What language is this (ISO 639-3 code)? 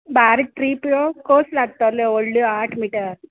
kok